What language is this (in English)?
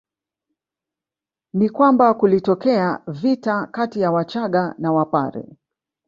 Swahili